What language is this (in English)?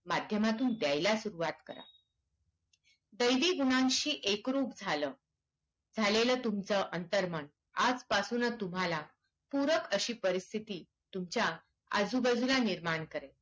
Marathi